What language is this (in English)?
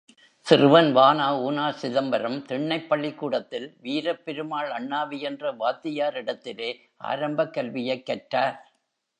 Tamil